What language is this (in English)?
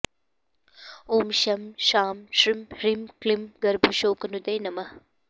Sanskrit